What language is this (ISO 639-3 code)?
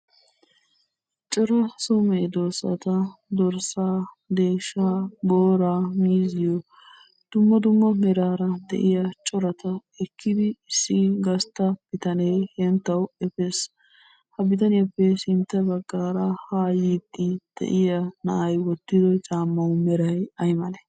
wal